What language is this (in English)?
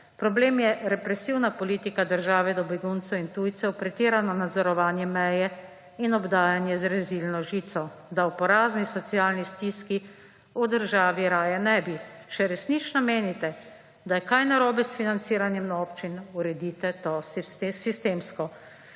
Slovenian